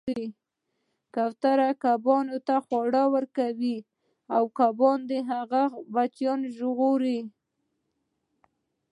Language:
Pashto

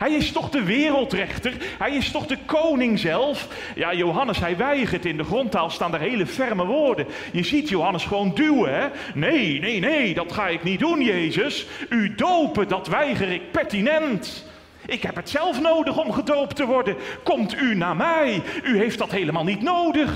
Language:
Dutch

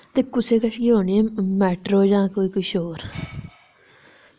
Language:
Dogri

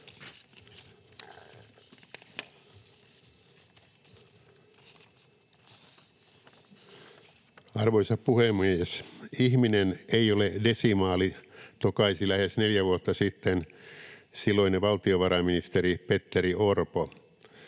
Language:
Finnish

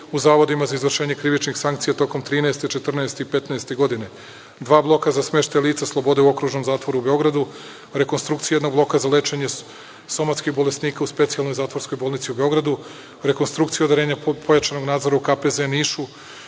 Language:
Serbian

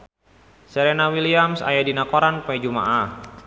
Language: Sundanese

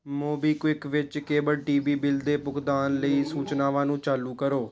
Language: Punjabi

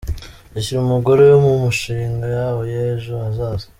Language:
Kinyarwanda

